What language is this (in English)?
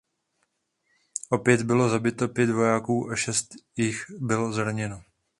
Czech